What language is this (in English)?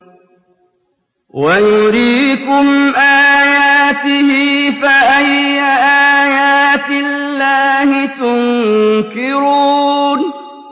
Arabic